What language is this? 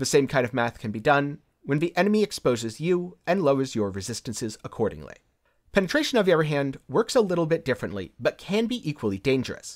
English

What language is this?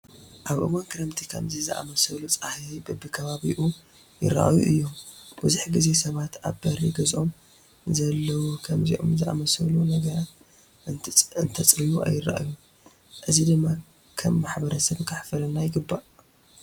Tigrinya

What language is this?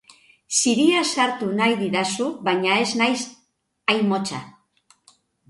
Basque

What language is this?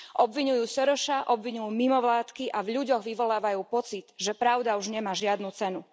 Slovak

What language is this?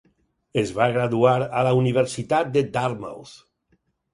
Catalan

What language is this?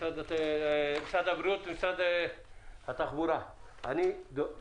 Hebrew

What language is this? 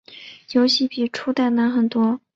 Chinese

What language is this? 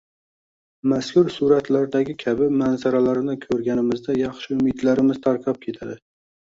Uzbek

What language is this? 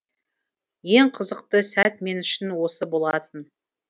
Kazakh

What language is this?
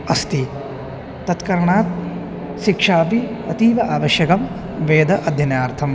Sanskrit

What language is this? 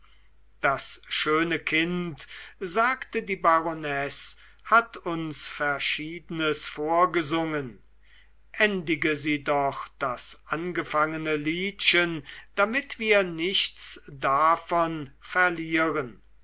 German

